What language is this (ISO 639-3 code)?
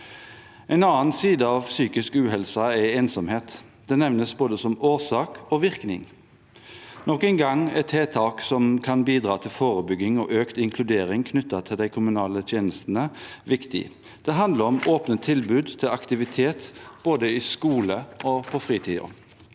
nor